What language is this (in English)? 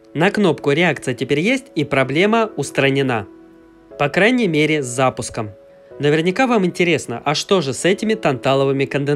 Russian